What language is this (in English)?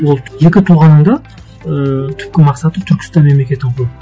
Kazakh